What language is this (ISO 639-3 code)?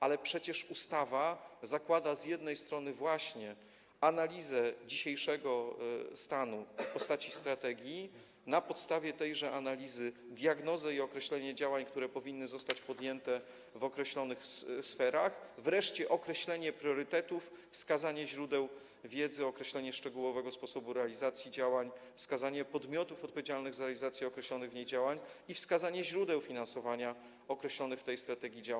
pol